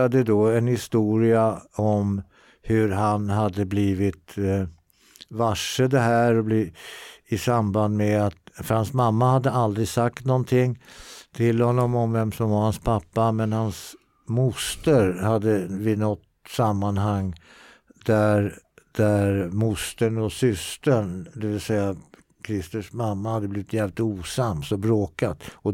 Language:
Swedish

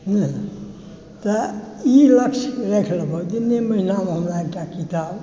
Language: Maithili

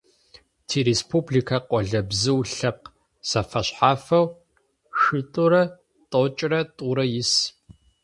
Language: Adyghe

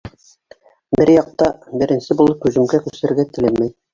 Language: Bashkir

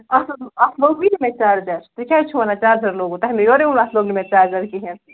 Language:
Kashmiri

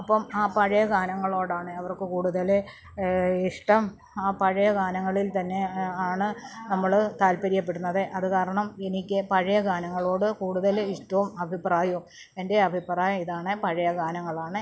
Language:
Malayalam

